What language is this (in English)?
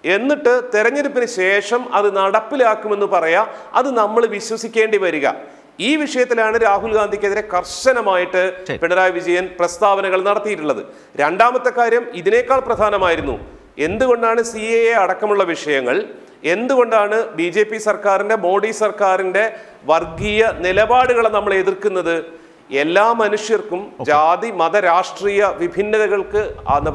Malayalam